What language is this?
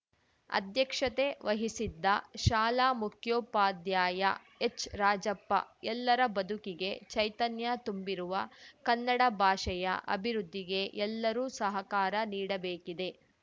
Kannada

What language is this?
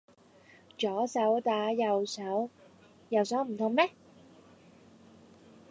Cantonese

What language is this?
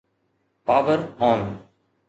Sindhi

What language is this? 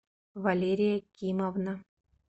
Russian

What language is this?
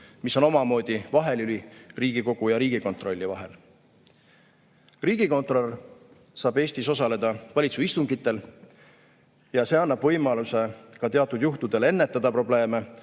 Estonian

